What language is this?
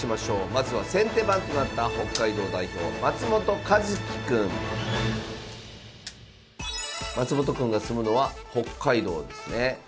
Japanese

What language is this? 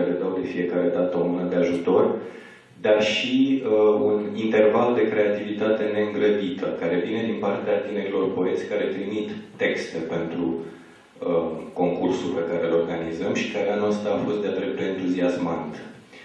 Romanian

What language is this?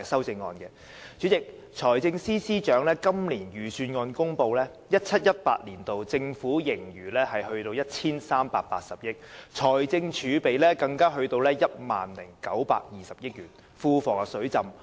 Cantonese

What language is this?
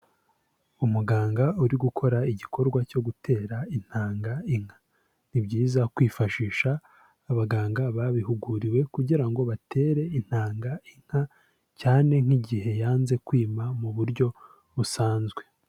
Kinyarwanda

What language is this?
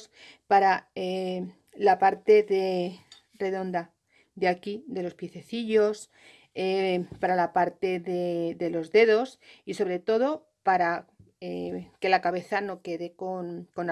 Spanish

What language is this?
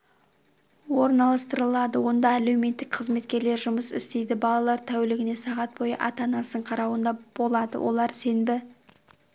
Kazakh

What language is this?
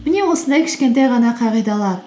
Kazakh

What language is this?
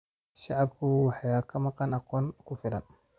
Somali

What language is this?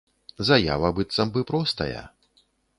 Belarusian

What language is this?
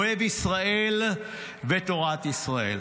Hebrew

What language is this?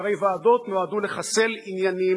Hebrew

